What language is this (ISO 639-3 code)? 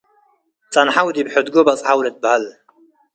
tig